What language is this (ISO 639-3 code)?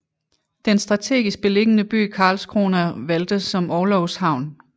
dan